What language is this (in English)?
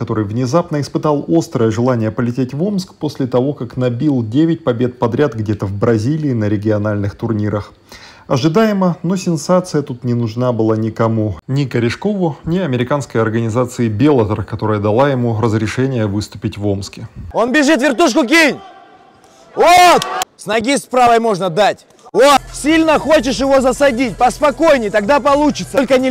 Russian